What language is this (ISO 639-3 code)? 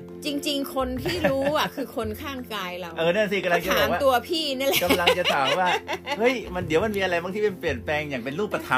tha